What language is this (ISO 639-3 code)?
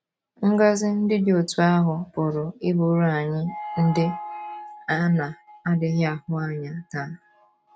ibo